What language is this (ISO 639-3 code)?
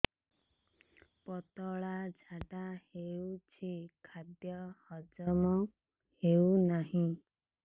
ori